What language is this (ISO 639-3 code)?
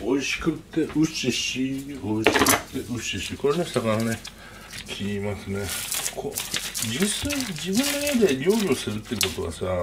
jpn